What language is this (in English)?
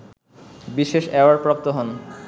Bangla